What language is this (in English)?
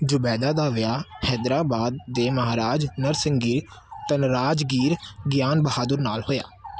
Punjabi